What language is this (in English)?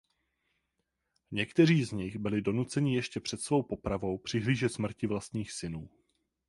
Czech